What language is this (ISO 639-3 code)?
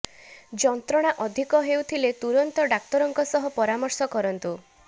ori